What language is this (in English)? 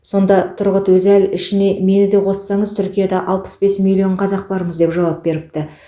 Kazakh